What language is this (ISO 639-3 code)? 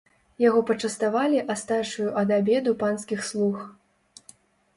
bel